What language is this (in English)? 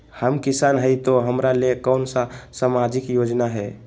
Magahi